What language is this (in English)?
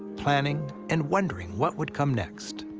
English